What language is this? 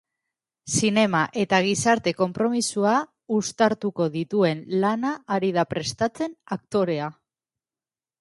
Basque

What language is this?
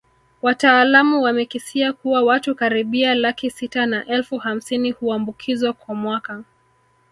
Swahili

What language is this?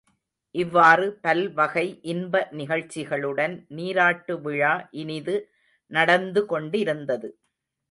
Tamil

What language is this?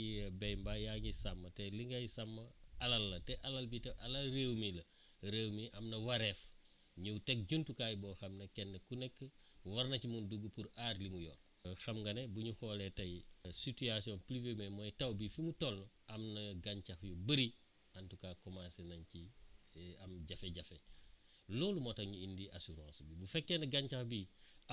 Wolof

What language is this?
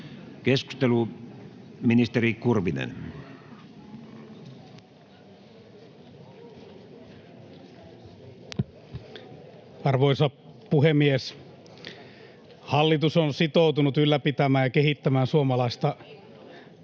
Finnish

